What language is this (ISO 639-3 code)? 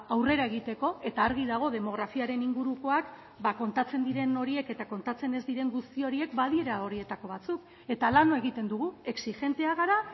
eus